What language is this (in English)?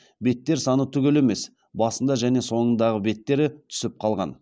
Kazakh